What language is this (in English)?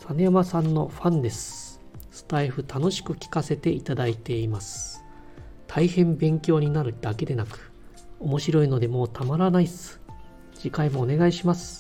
Japanese